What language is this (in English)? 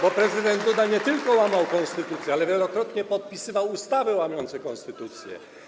Polish